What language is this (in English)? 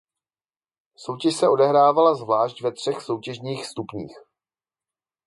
Czech